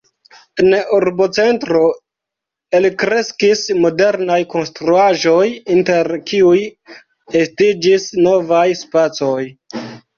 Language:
Esperanto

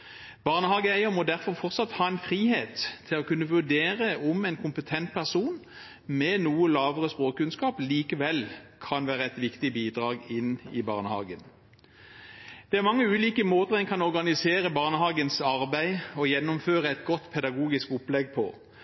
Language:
Norwegian Bokmål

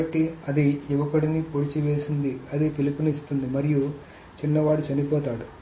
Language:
Telugu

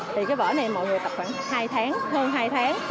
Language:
Vietnamese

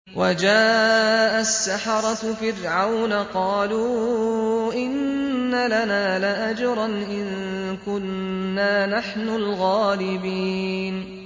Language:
Arabic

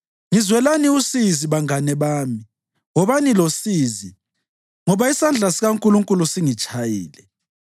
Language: North Ndebele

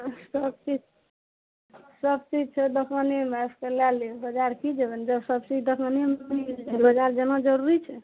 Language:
Maithili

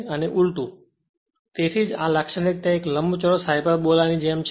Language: Gujarati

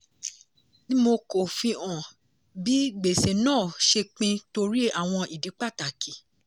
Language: Yoruba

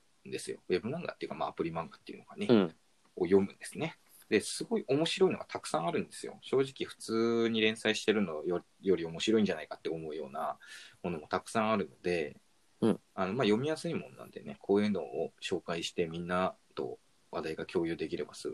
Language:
Japanese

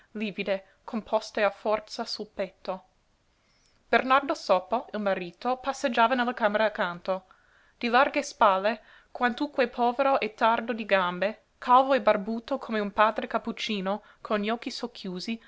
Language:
Italian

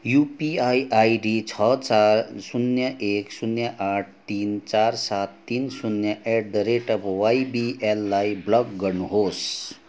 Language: Nepali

